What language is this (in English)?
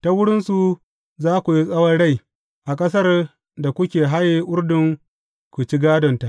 Hausa